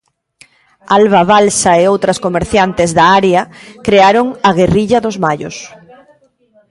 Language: Galician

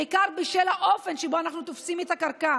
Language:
Hebrew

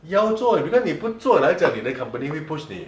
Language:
English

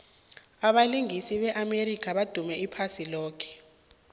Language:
South Ndebele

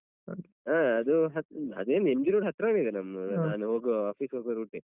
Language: Kannada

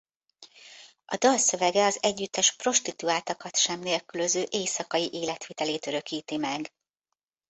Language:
Hungarian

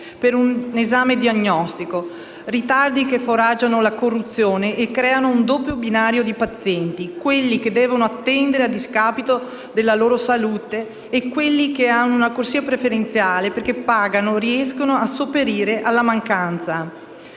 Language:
Italian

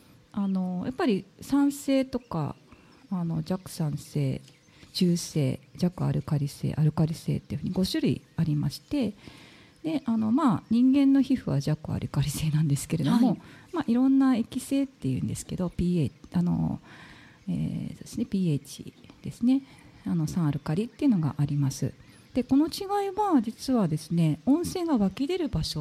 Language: Japanese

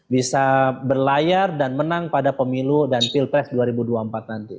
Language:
Indonesian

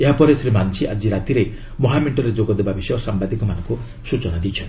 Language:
Odia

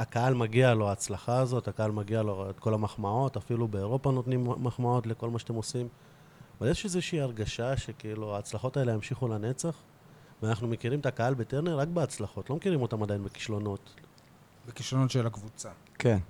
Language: Hebrew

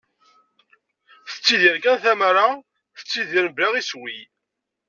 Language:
Kabyle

